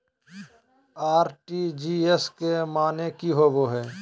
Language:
Magahi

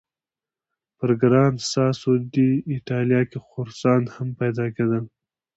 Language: Pashto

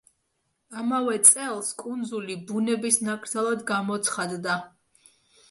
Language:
Georgian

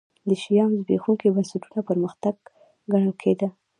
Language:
Pashto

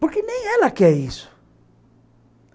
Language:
Portuguese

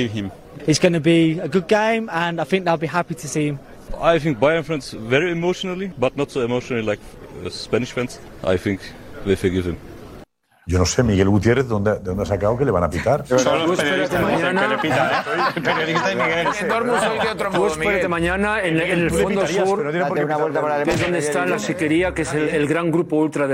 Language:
Spanish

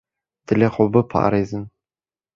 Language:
Kurdish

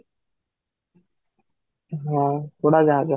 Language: Odia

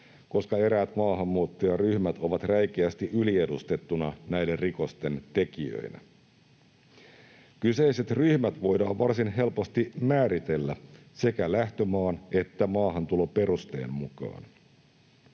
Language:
Finnish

